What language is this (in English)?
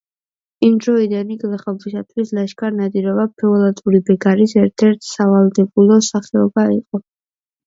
Georgian